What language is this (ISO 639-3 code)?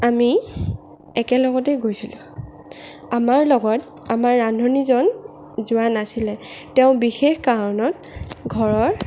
asm